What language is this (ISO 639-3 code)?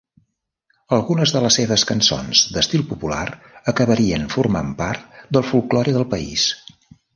cat